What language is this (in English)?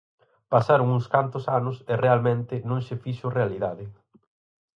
Galician